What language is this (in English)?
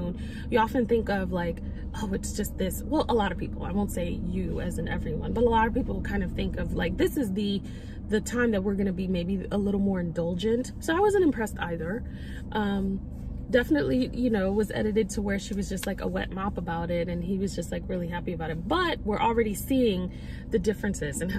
English